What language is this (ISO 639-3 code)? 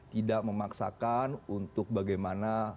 ind